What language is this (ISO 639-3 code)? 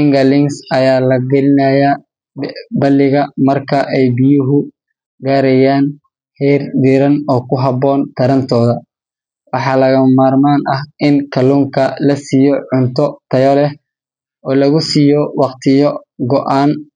som